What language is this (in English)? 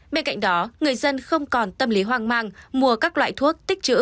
Vietnamese